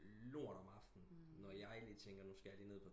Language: Danish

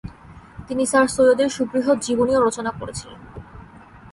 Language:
Bangla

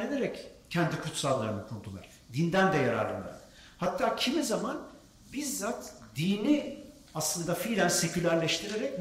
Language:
Turkish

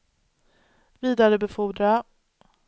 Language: Swedish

